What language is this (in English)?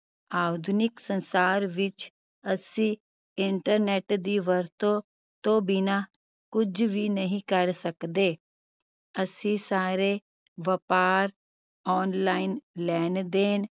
Punjabi